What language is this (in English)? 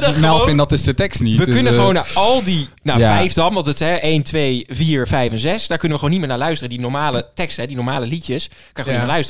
Dutch